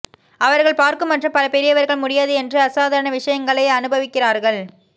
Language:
Tamil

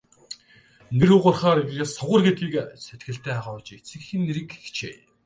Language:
Mongolian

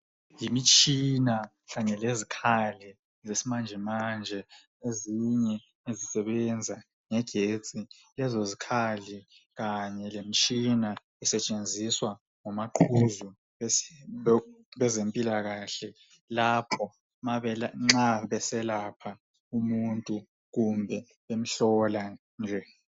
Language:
North Ndebele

